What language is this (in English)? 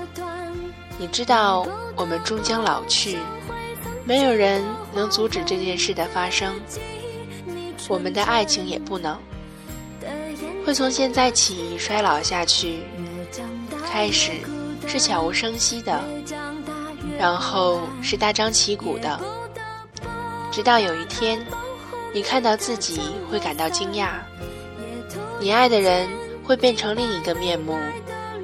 Chinese